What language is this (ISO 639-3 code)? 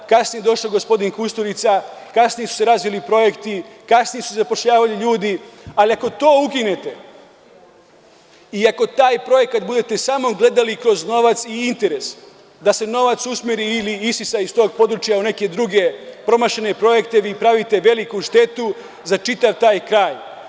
srp